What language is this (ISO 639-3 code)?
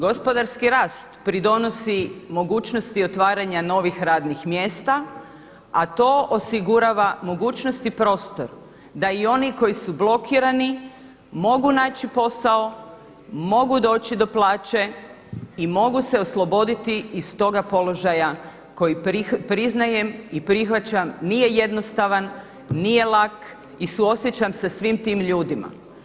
hrv